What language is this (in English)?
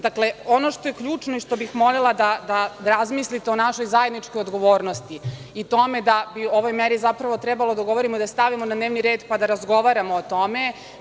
Serbian